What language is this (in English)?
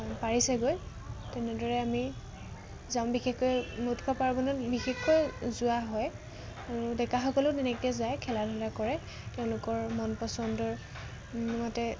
Assamese